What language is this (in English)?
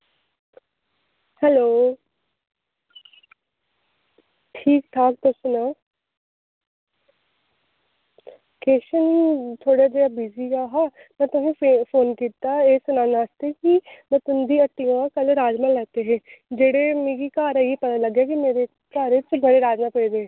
Dogri